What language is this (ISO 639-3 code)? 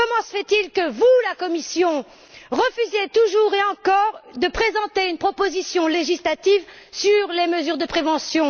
fra